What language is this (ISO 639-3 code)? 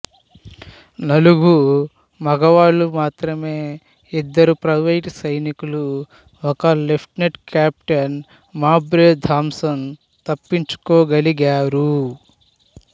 tel